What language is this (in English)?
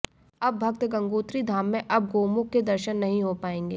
Hindi